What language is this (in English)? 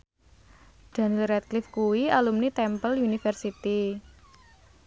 Javanese